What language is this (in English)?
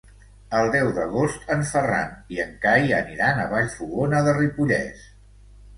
Catalan